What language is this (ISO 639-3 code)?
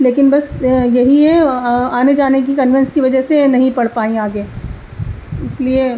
urd